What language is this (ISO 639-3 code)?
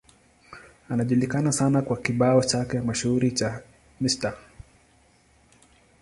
swa